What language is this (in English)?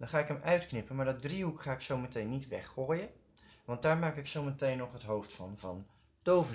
Dutch